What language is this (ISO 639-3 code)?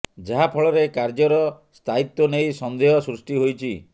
ori